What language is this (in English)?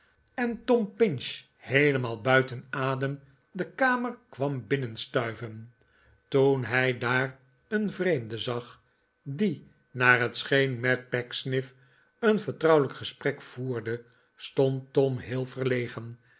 Dutch